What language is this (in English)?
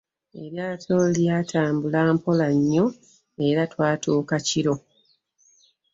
Ganda